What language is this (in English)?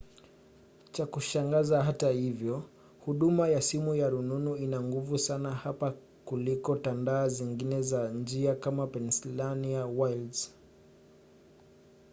Swahili